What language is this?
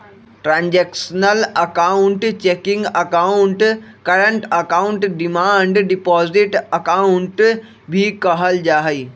Magahi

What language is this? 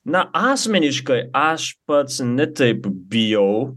Lithuanian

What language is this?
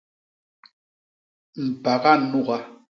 Basaa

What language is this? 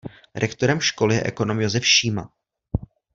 Czech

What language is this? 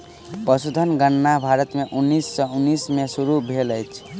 Maithili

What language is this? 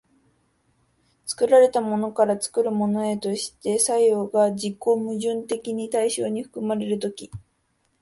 Japanese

